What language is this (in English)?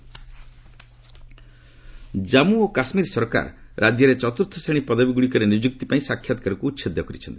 Odia